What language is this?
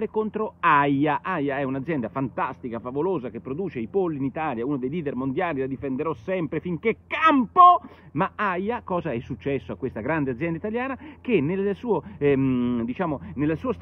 Italian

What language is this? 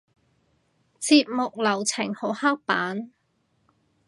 Cantonese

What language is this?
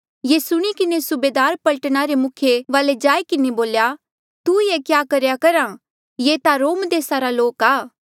Mandeali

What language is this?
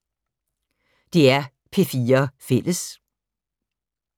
Danish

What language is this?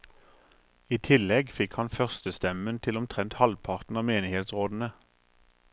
Norwegian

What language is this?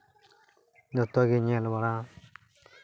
Santali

